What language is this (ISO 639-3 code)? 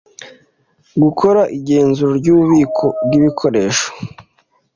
kin